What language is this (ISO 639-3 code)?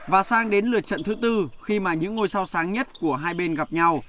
vie